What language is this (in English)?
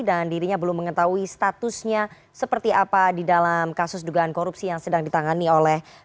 Indonesian